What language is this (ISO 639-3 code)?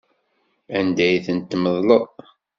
kab